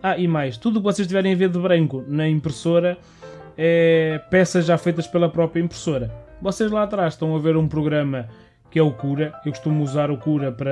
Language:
Portuguese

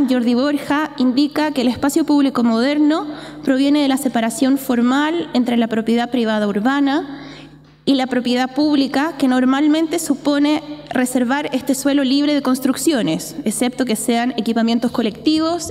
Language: Spanish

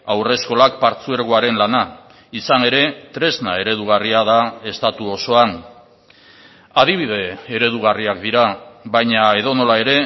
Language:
Basque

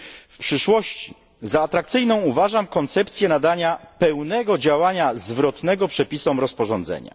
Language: Polish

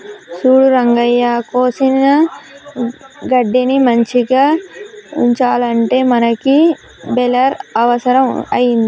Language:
Telugu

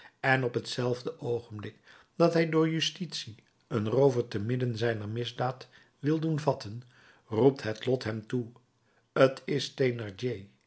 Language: Dutch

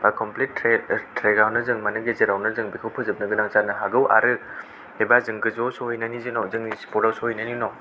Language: Bodo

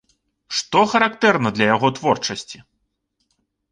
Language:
Belarusian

